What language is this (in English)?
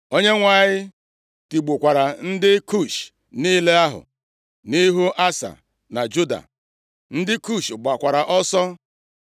Igbo